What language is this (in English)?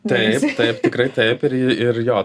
Lithuanian